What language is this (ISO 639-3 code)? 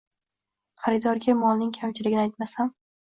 uzb